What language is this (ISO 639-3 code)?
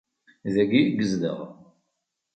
kab